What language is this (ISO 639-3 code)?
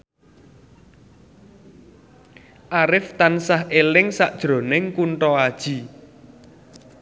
jav